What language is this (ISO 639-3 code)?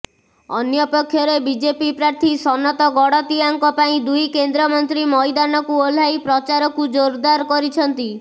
ori